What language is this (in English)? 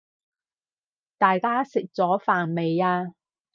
Cantonese